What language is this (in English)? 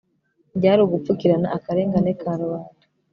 Kinyarwanda